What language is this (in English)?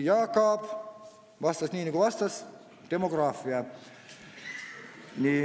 Estonian